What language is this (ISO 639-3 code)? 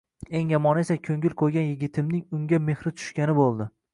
uzb